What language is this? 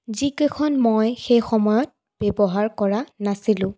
Assamese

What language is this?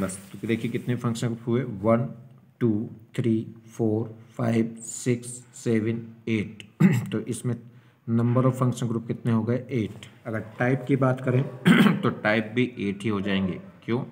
Hindi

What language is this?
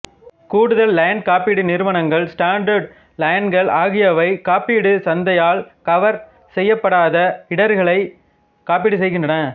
Tamil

